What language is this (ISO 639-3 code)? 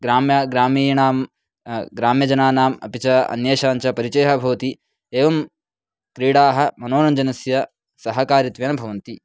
san